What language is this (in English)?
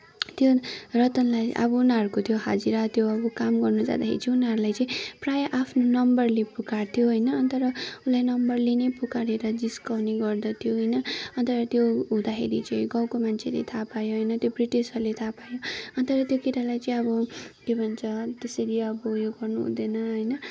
Nepali